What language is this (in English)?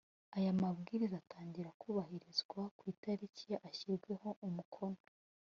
Kinyarwanda